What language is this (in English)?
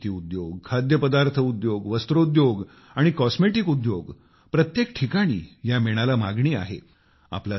Marathi